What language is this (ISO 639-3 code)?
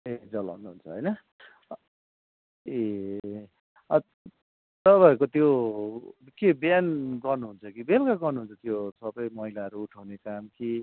nep